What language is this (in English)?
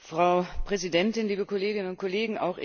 German